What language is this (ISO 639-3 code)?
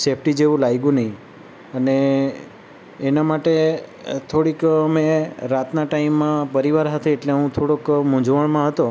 guj